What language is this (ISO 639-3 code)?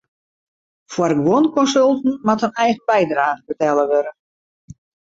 fry